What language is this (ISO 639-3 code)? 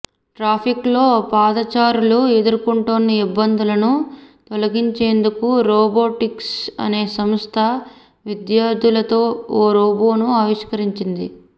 tel